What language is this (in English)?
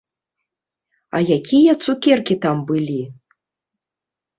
Belarusian